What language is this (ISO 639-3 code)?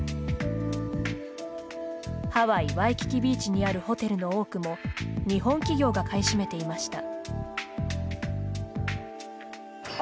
jpn